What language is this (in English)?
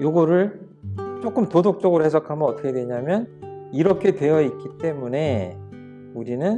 Korean